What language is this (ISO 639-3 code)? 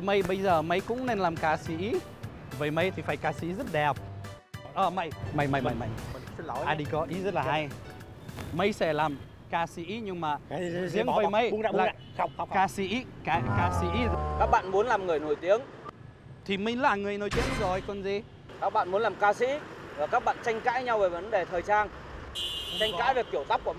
vie